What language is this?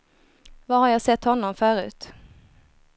Swedish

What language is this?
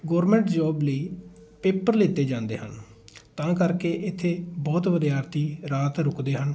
Punjabi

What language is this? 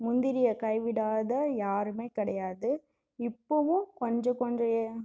Tamil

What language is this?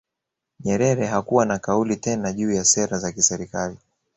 Swahili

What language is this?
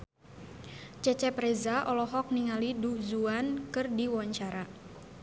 Sundanese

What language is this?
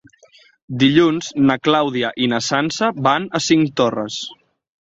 Catalan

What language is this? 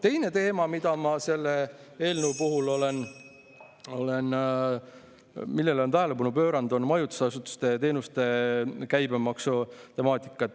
Estonian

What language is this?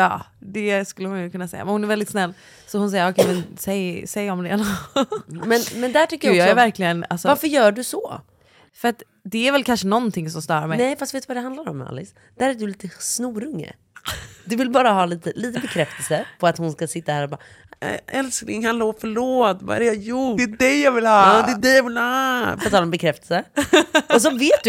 Swedish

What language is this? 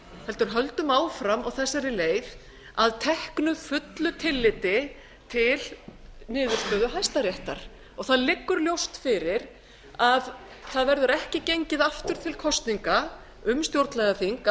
Icelandic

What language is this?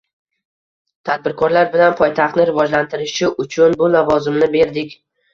Uzbek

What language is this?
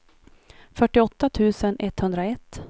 Swedish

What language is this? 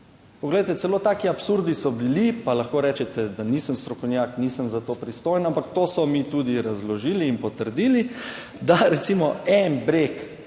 Slovenian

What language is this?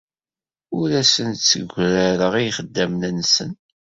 Kabyle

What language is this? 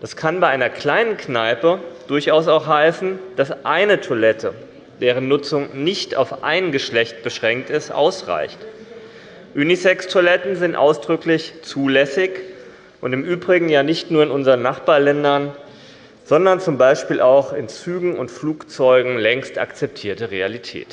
German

